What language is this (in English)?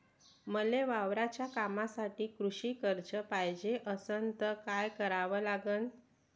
Marathi